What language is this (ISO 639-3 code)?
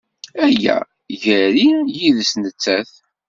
kab